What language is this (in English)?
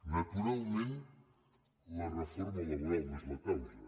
Catalan